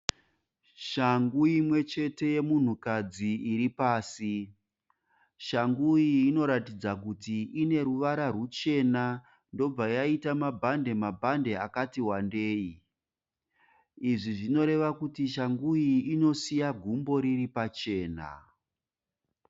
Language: Shona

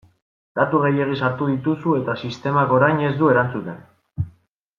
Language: Basque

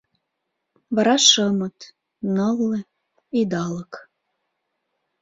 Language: Mari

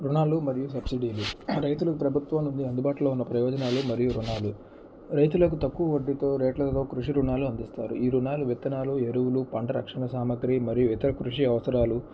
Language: Telugu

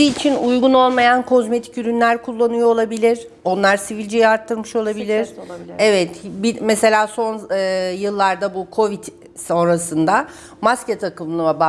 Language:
Turkish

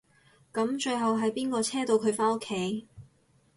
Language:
Cantonese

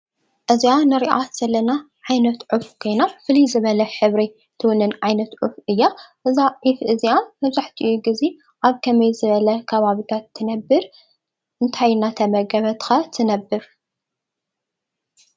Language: Tigrinya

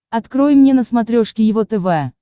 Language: Russian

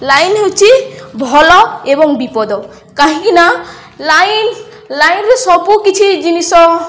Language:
Odia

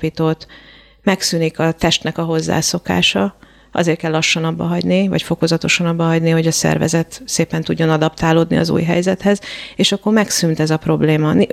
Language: Hungarian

